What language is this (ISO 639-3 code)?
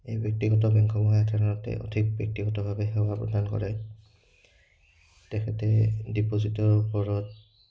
asm